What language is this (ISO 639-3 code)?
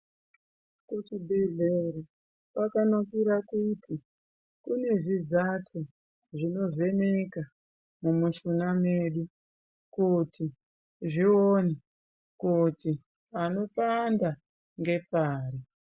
ndc